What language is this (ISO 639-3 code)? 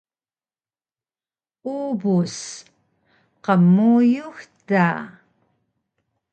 trv